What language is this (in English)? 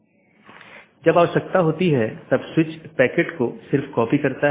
Hindi